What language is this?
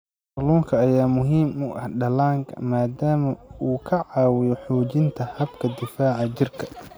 Somali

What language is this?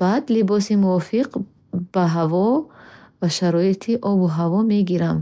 Bukharic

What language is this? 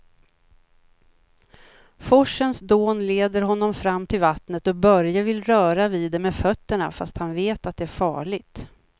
Swedish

